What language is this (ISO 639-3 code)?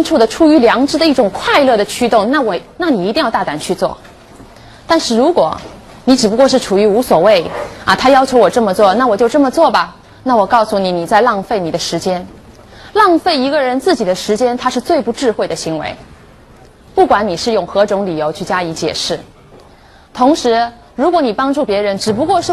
zho